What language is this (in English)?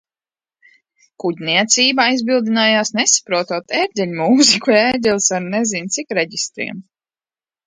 Latvian